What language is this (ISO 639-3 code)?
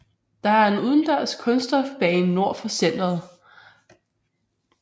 dan